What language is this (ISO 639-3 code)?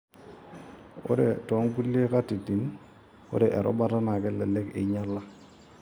mas